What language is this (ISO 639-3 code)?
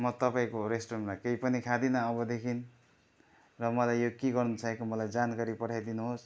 nep